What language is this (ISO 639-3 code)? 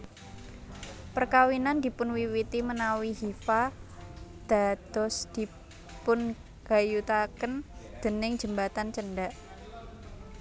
jav